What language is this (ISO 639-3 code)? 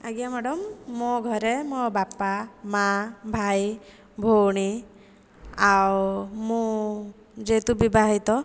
ori